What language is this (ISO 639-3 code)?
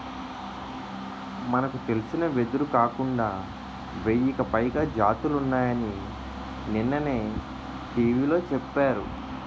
tel